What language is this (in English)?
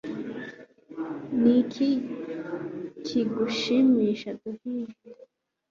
Kinyarwanda